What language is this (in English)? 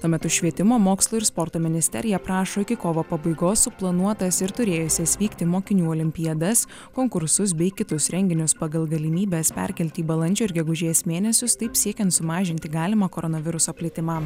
Lithuanian